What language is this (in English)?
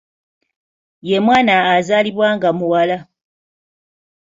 Ganda